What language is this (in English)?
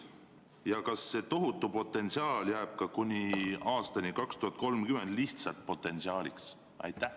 Estonian